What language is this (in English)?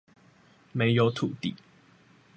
Chinese